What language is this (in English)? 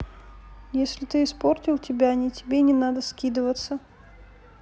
Russian